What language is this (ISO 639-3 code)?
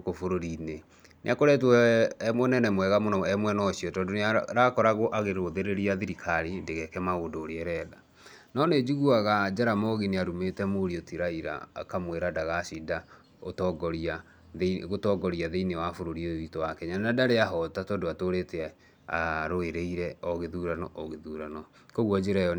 kik